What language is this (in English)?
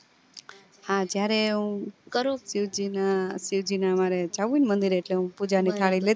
Gujarati